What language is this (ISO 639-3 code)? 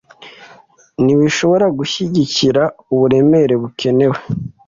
kin